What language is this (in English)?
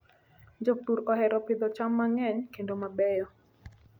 Luo (Kenya and Tanzania)